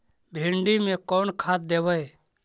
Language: Magahi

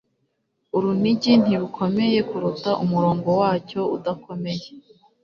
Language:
Kinyarwanda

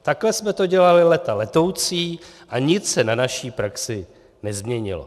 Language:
Czech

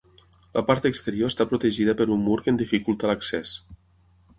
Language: Catalan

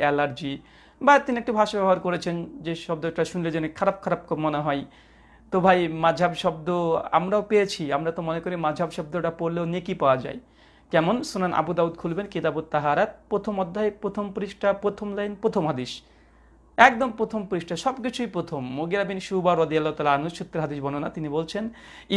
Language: Bangla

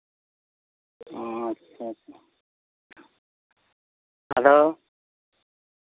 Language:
Santali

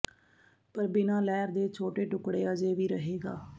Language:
Punjabi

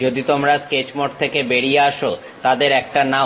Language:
Bangla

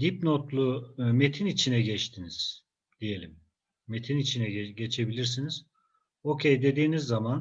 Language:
Turkish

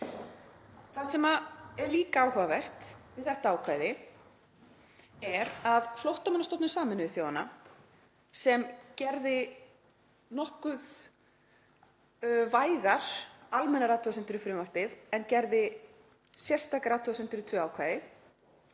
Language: Icelandic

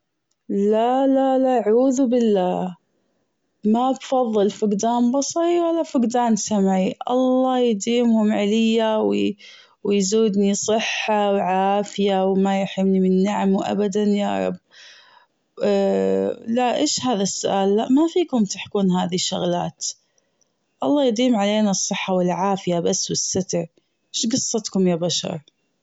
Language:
Gulf Arabic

